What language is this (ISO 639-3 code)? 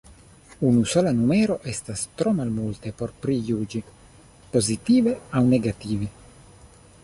epo